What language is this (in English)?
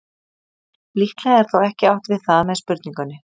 Icelandic